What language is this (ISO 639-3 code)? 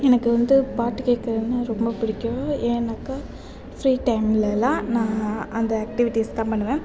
tam